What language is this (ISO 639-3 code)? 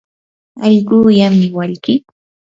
qur